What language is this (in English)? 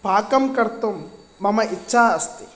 Sanskrit